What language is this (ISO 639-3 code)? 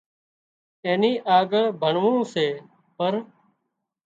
kxp